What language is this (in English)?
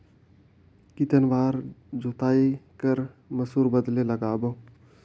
Chhattisgarhi